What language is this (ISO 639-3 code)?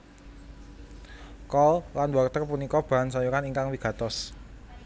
jav